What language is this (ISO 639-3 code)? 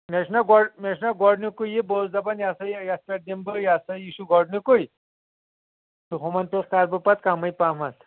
kas